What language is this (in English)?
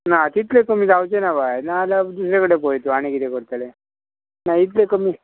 Konkani